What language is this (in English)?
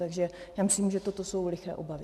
Czech